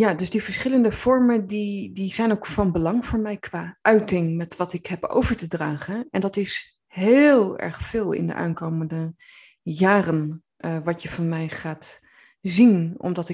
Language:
Dutch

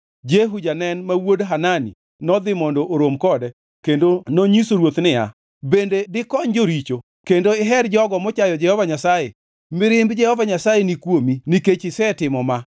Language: Luo (Kenya and Tanzania)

